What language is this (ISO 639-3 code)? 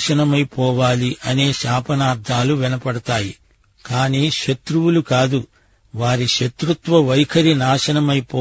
tel